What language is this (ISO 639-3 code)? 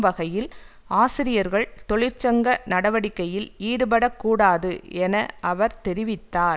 tam